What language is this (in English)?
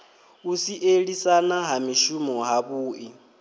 Venda